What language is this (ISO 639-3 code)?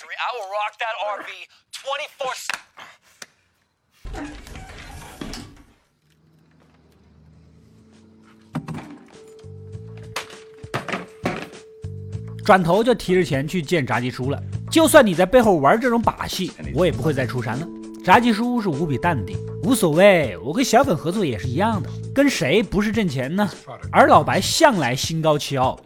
zho